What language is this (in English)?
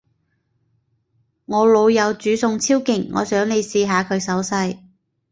Cantonese